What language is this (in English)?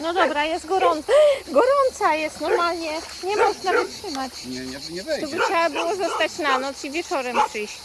Polish